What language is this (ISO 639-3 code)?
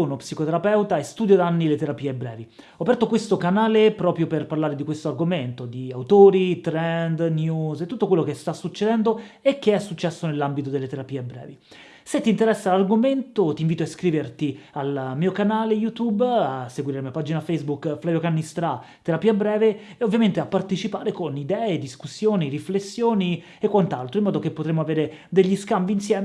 ita